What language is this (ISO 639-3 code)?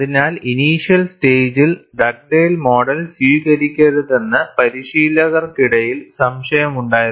mal